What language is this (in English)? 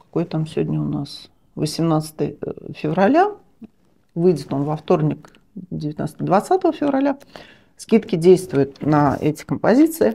Russian